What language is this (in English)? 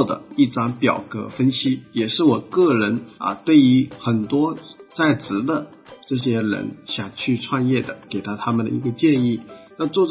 Chinese